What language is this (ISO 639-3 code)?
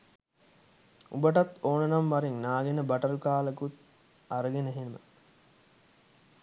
sin